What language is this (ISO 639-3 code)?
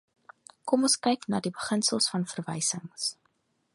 afr